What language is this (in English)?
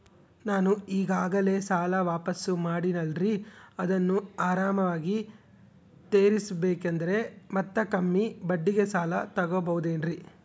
Kannada